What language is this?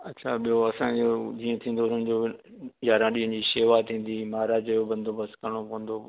Sindhi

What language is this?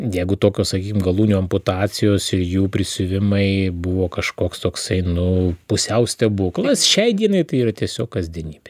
Lithuanian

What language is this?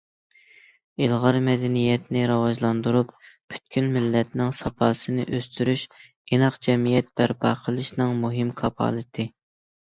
Uyghur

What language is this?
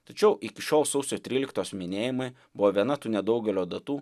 Lithuanian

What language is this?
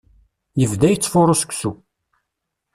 Kabyle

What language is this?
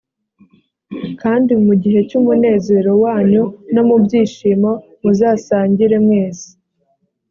Kinyarwanda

